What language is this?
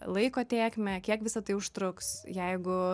Lithuanian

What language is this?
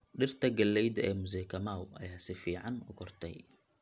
Somali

